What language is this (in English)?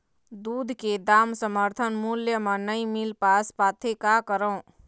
Chhattisgarhi